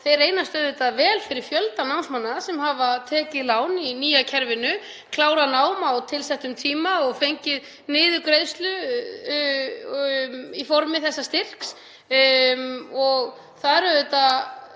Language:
Icelandic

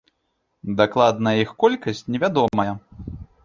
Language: Belarusian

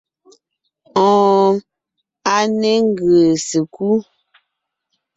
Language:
Ngiemboon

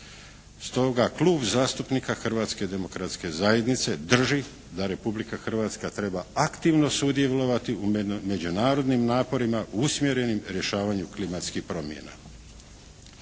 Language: Croatian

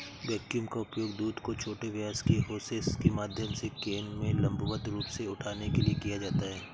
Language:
Hindi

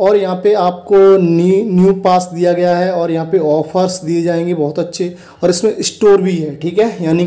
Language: Hindi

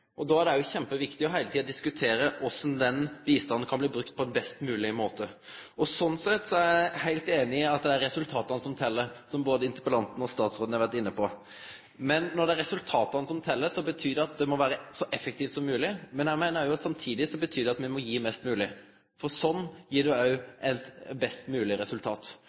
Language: Norwegian Nynorsk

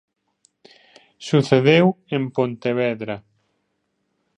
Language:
Galician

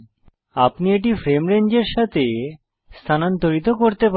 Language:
Bangla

